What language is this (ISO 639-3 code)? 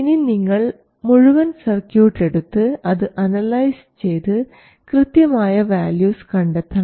mal